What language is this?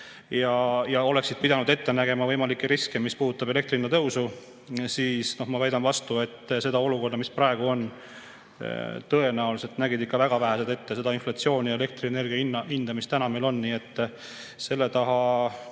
Estonian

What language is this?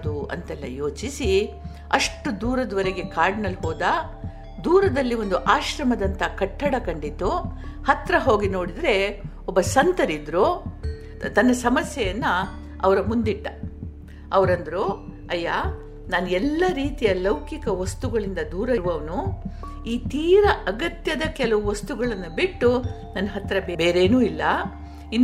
Kannada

